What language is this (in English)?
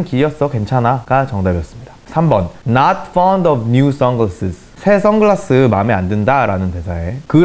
Korean